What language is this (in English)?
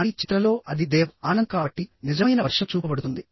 Telugu